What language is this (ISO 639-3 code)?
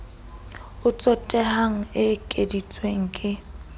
sot